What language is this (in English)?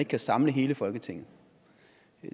Danish